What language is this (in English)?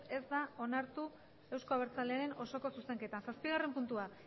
Basque